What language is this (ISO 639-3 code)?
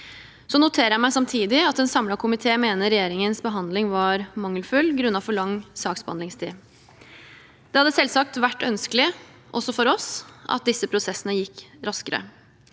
nor